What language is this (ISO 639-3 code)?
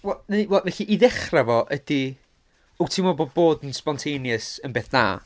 cym